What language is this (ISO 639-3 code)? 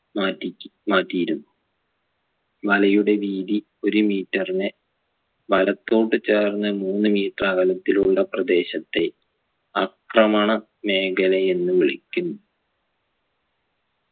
mal